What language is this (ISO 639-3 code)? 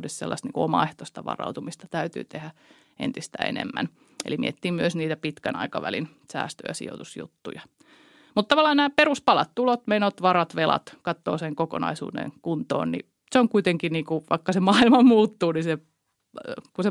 fin